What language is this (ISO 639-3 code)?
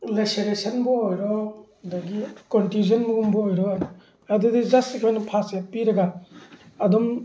mni